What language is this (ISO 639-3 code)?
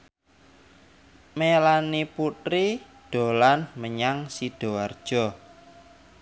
jav